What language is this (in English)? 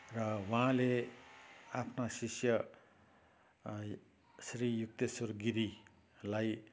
Nepali